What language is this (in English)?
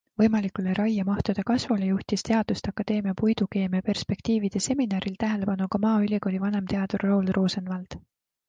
Estonian